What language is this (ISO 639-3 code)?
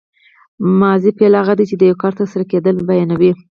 pus